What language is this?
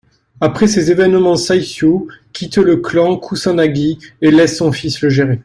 French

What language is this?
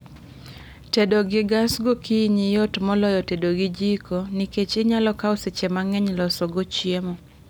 Luo (Kenya and Tanzania)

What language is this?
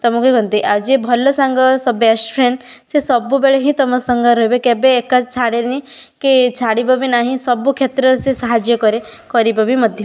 Odia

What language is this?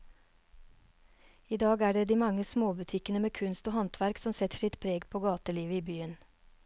Norwegian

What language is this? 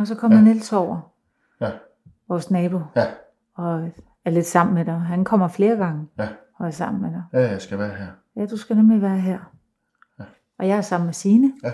Danish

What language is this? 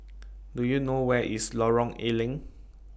English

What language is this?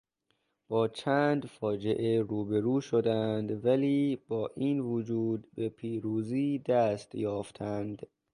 Persian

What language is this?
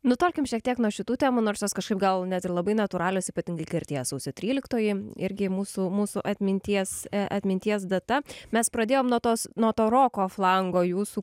Lithuanian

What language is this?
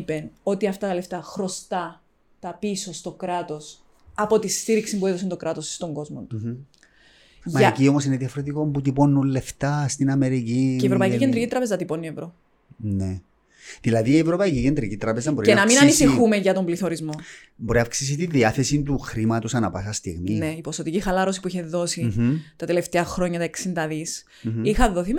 Greek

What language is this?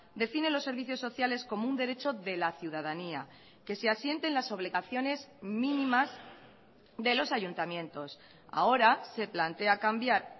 Spanish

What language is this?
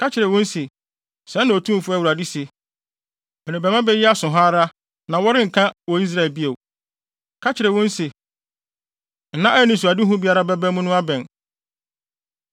Akan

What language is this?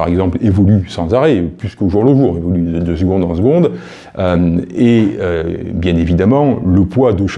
French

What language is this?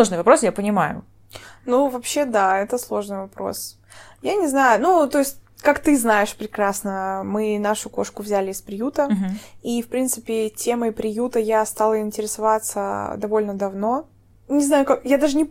Russian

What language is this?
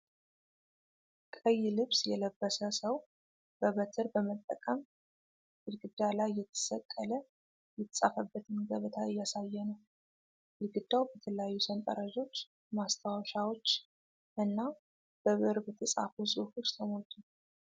Amharic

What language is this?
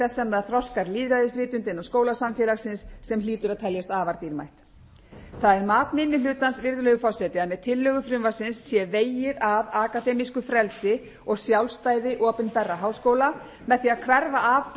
Icelandic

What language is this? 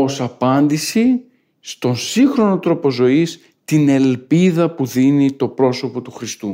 Greek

